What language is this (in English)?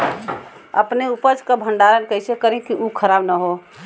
Bhojpuri